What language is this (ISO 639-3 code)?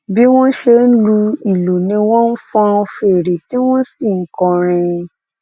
yor